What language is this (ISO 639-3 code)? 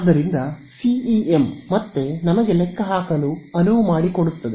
kan